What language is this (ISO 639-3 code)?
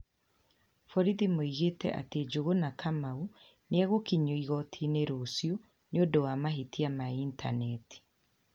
kik